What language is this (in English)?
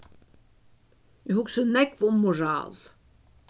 Faroese